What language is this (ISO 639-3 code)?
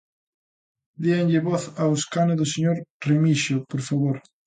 glg